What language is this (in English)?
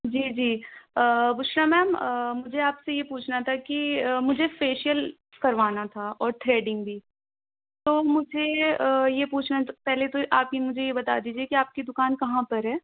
Urdu